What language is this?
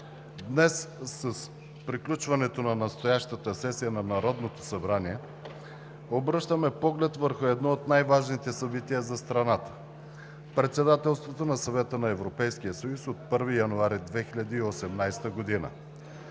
Bulgarian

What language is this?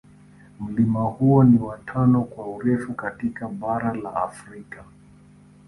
Swahili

